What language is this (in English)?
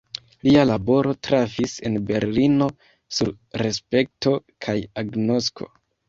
Esperanto